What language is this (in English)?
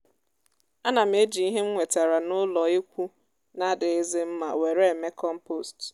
Igbo